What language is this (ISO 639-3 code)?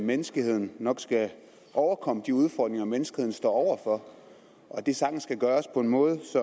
dan